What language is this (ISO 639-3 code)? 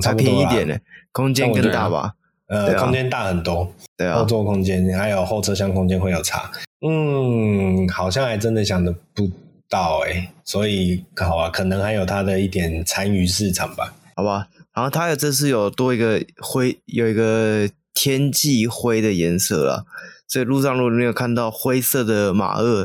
zho